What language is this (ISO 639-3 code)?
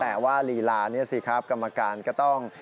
tha